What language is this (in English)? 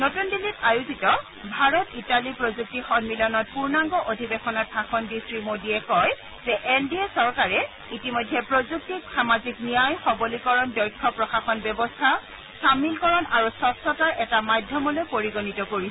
Assamese